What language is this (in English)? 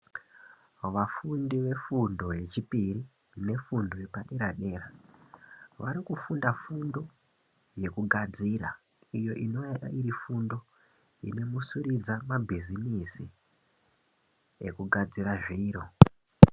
Ndau